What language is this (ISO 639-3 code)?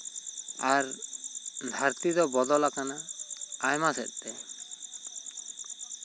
sat